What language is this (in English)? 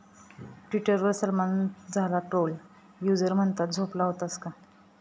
Marathi